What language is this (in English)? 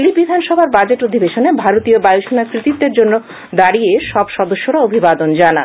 Bangla